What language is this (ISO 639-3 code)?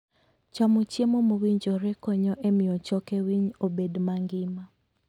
luo